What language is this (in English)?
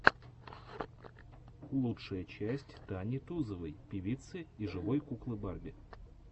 Russian